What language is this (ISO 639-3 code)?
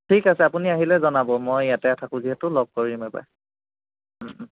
asm